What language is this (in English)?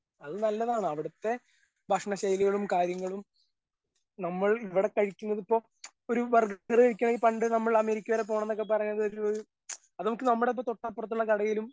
Malayalam